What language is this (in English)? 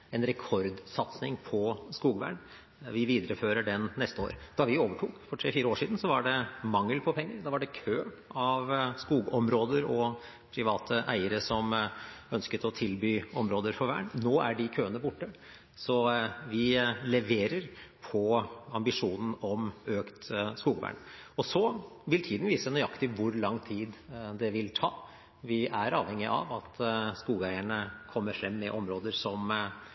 Norwegian Bokmål